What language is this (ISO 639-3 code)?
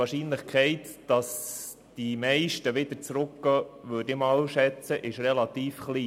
gsw